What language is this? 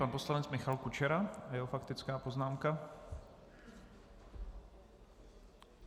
Czech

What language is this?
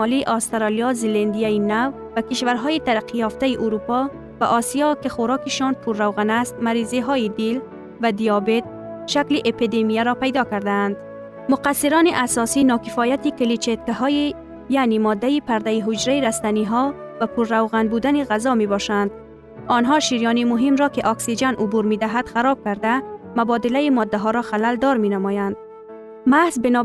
Persian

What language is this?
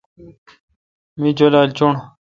Kalkoti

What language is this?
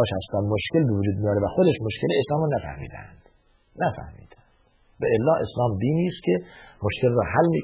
Persian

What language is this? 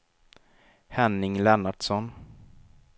Swedish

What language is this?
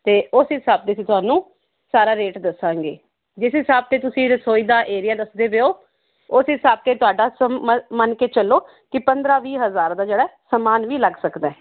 Punjabi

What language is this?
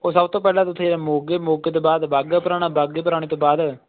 Punjabi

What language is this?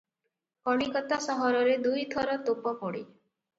Odia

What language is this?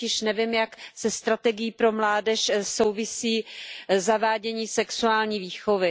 Czech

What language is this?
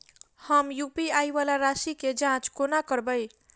Maithili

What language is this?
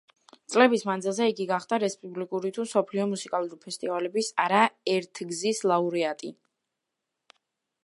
Georgian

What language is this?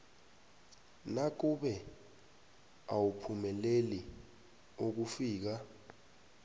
South Ndebele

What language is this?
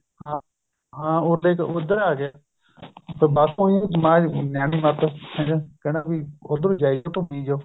Punjabi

